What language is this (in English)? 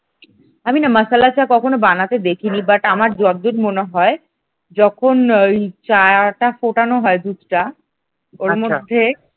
Bangla